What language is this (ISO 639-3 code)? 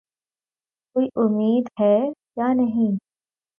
urd